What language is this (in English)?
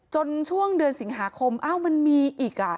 Thai